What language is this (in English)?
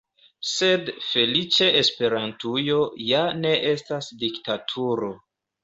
Esperanto